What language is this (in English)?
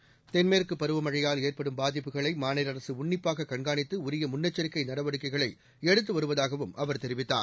Tamil